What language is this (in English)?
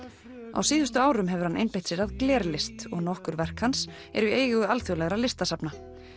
Icelandic